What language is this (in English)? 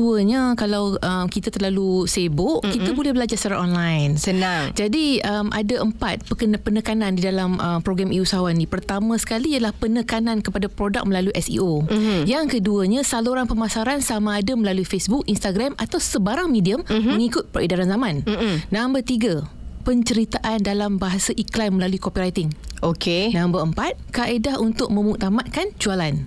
Malay